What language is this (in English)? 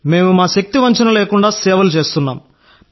Telugu